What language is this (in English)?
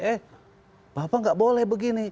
Indonesian